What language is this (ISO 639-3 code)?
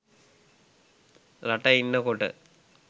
sin